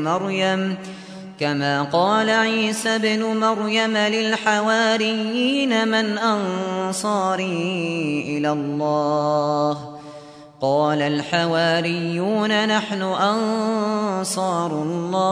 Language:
Arabic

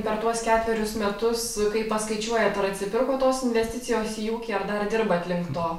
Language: Lithuanian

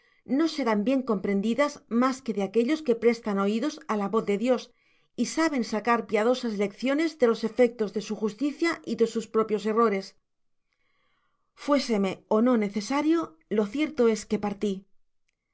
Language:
Spanish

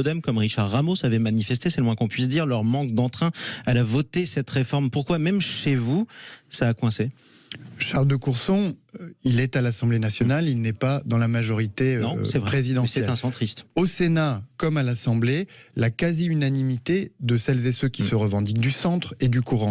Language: French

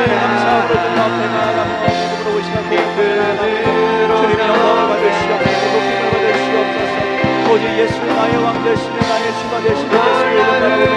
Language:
Korean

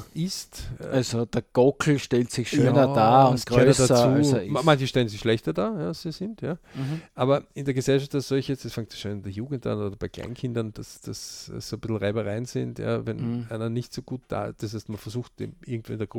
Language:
German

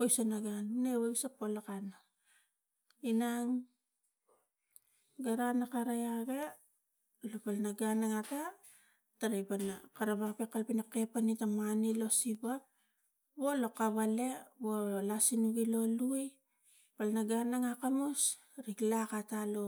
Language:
Tigak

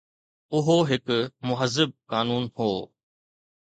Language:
Sindhi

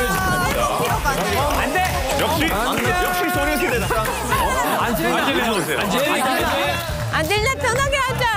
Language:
Korean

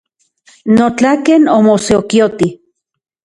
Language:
Central Puebla Nahuatl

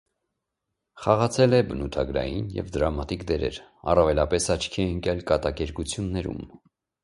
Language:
Armenian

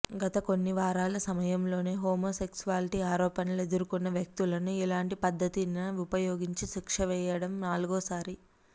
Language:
Telugu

